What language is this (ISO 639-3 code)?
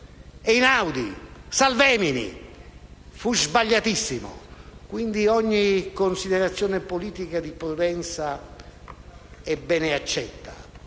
ita